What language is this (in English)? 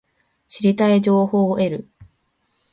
Japanese